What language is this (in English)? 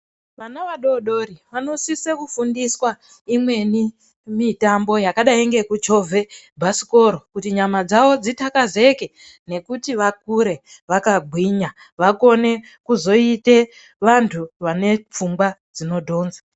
Ndau